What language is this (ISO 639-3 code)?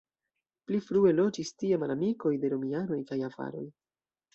epo